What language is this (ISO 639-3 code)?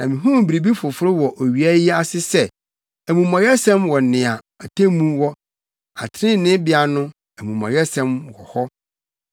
aka